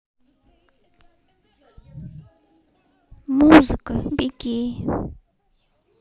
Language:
Russian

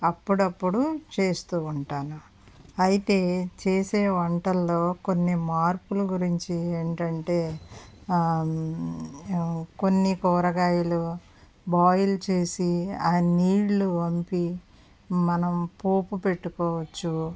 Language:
Telugu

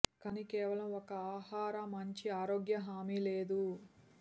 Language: Telugu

